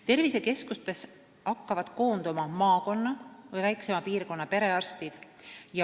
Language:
Estonian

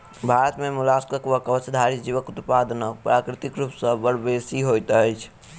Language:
Maithili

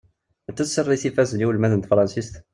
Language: Kabyle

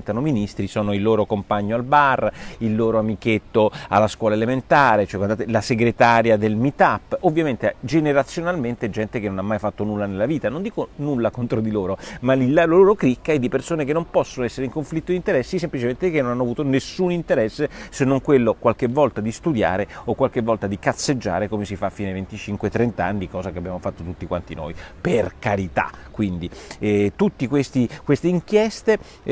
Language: Italian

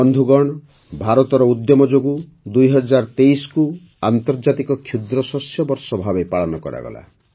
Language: Odia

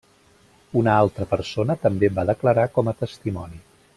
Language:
Catalan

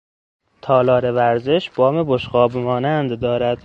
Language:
Persian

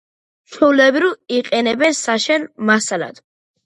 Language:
Georgian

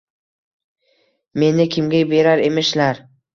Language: Uzbek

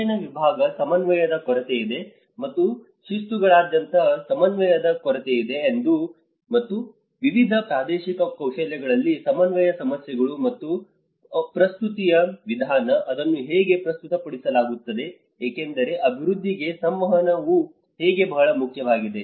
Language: Kannada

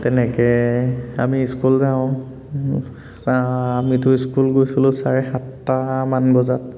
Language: Assamese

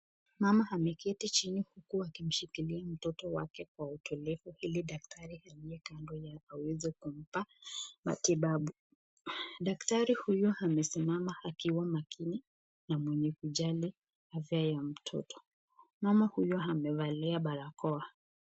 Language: Swahili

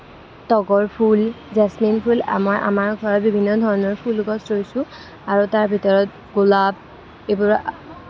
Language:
Assamese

